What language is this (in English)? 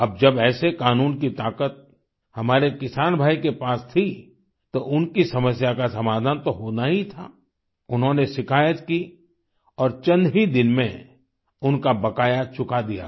Hindi